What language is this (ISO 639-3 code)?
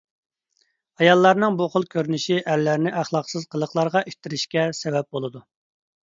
uig